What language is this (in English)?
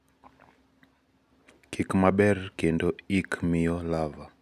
Luo (Kenya and Tanzania)